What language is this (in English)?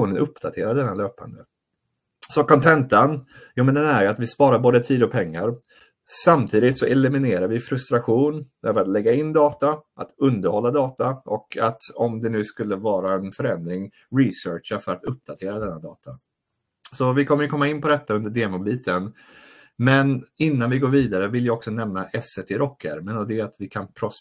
Swedish